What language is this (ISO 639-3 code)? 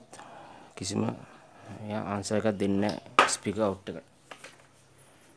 ind